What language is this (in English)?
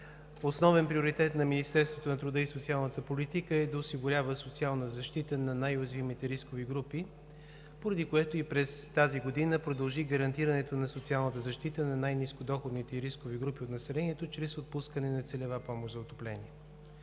Bulgarian